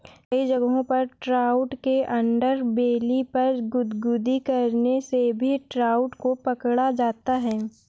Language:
Hindi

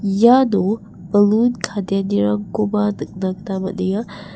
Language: Garo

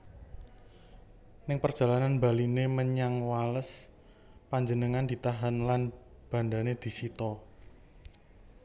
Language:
Javanese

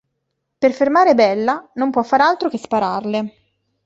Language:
Italian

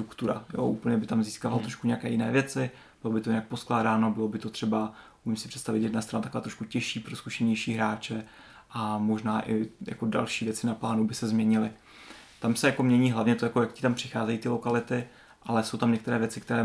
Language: Czech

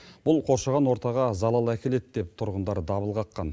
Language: Kazakh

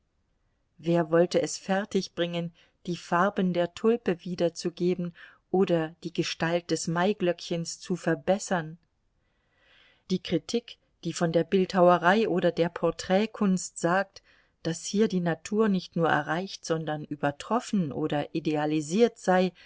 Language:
German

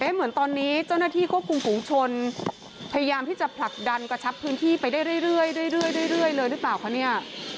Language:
Thai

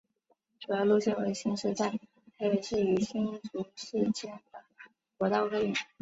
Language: Chinese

